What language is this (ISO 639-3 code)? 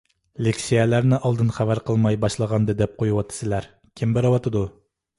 uig